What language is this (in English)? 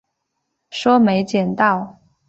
Chinese